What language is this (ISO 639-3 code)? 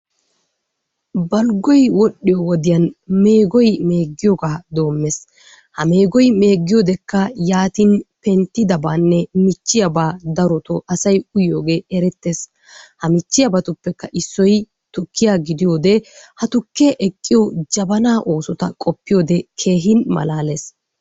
wal